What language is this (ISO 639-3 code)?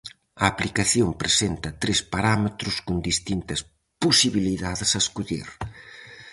glg